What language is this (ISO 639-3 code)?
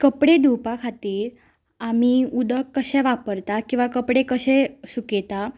kok